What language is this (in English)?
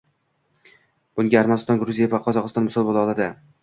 Uzbek